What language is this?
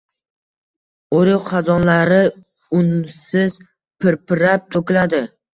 Uzbek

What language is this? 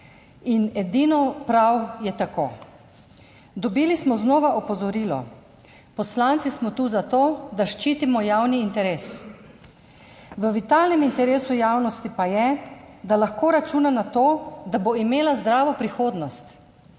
Slovenian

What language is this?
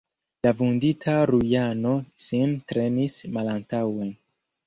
Esperanto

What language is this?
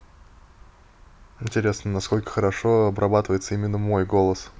Russian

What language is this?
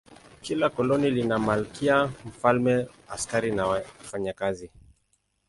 Swahili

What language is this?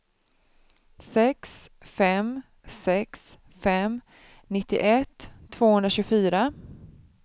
Swedish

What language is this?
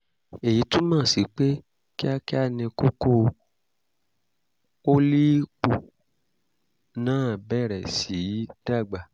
Yoruba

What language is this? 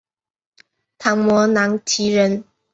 Chinese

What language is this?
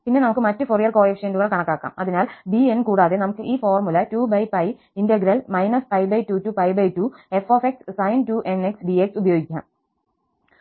Malayalam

